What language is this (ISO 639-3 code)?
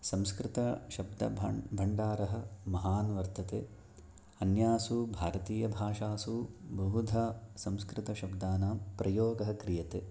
san